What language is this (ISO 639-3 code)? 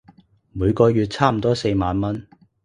yue